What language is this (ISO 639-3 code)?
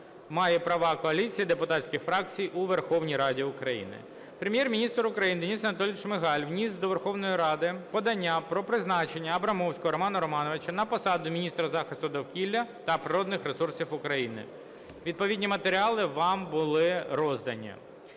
ukr